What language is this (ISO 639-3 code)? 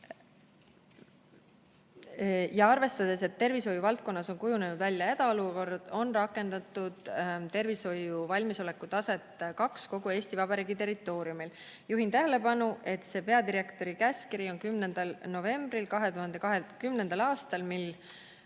est